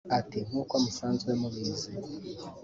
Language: Kinyarwanda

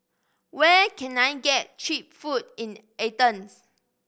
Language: English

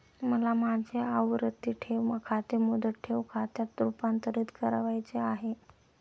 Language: Marathi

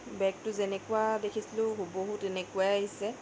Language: Assamese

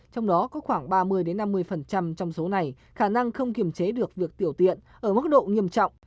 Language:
Vietnamese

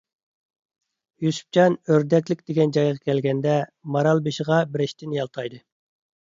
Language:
Uyghur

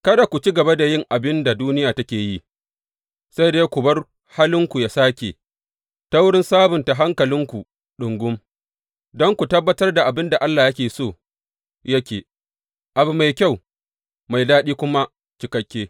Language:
Hausa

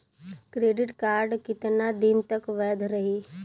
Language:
Bhojpuri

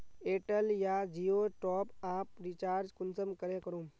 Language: Magahi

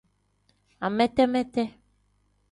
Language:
Tem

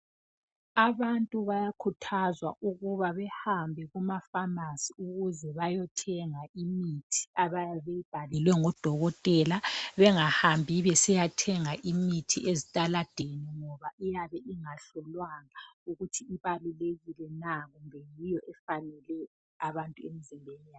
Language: North Ndebele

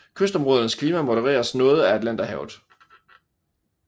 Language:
Danish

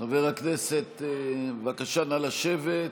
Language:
Hebrew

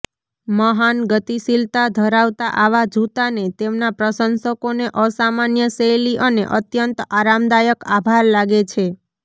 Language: Gujarati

